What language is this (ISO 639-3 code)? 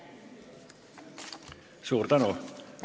est